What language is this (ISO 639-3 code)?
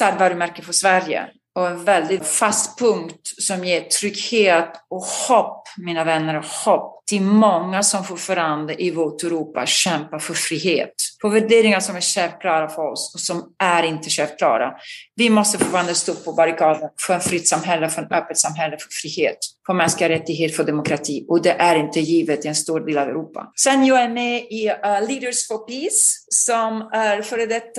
swe